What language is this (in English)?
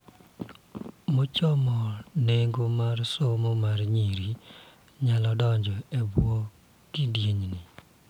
Luo (Kenya and Tanzania)